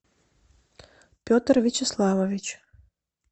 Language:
Russian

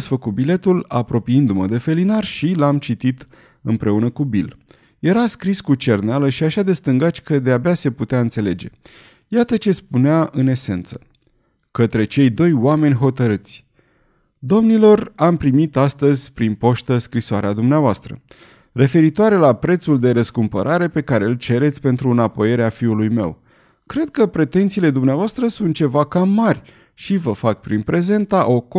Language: Romanian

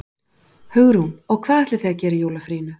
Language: Icelandic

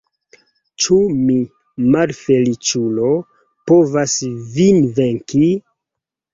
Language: Esperanto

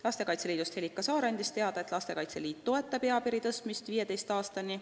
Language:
Estonian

